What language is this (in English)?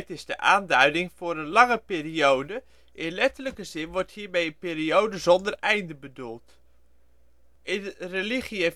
Dutch